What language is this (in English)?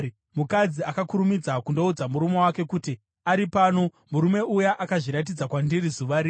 Shona